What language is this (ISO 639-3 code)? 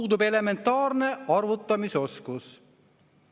est